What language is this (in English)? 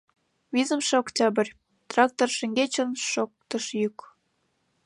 Mari